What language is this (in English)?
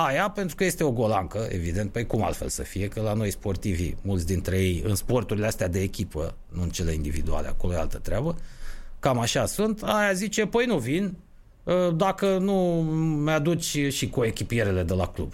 Romanian